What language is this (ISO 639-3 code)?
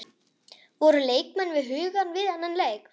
isl